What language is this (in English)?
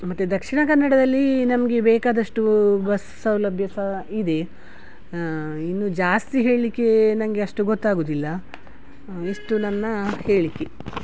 Kannada